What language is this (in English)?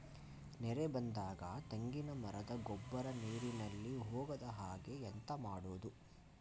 Kannada